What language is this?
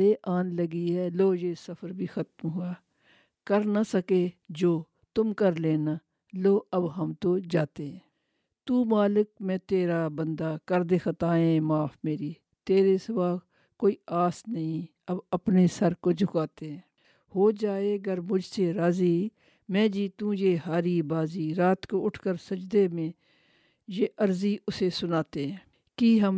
Urdu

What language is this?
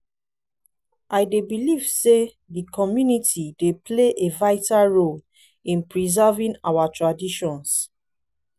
Nigerian Pidgin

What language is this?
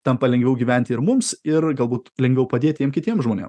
Lithuanian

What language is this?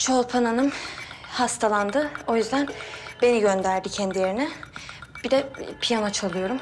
Turkish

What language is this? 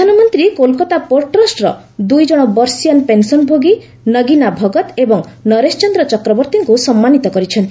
Odia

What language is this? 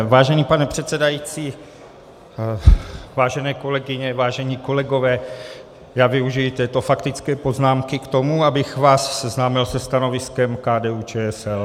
Czech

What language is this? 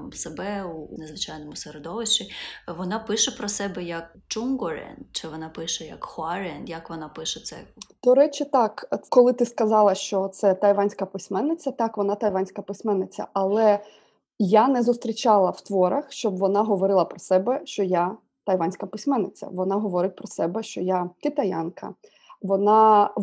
Ukrainian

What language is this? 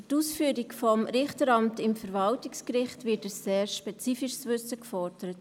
Swiss German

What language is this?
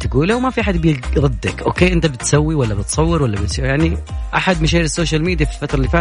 Arabic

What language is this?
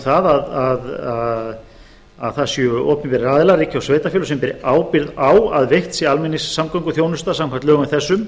Icelandic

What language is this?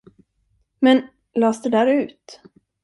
Swedish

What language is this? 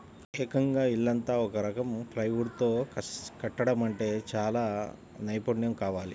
Telugu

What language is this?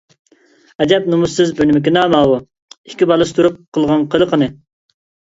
Uyghur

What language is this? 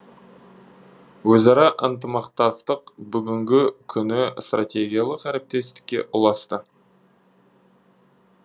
Kazakh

